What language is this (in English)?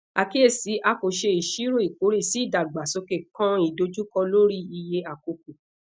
Yoruba